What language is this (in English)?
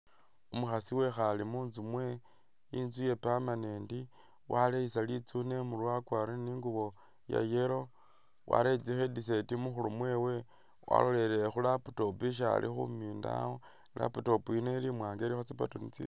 Masaaba